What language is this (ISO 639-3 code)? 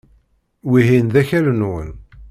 kab